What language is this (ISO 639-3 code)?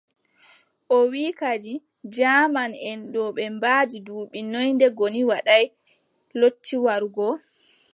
fub